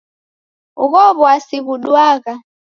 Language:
Taita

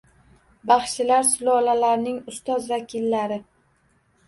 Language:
Uzbek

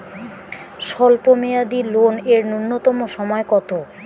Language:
Bangla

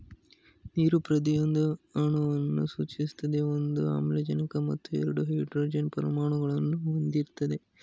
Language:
Kannada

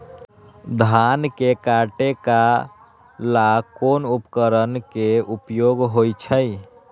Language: Magahi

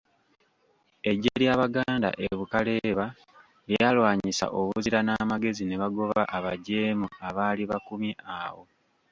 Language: Ganda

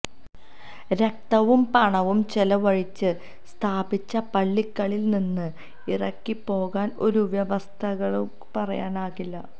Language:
Malayalam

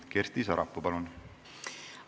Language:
Estonian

